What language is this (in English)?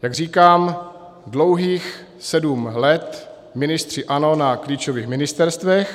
Czech